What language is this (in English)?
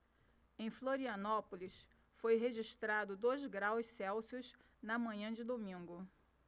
Portuguese